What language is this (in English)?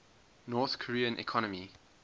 English